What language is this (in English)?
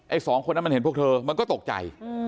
Thai